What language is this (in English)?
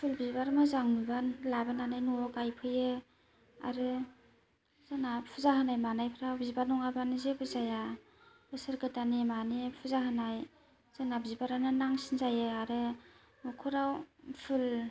Bodo